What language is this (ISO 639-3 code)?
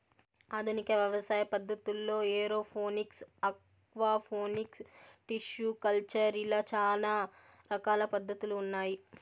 tel